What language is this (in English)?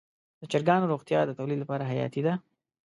Pashto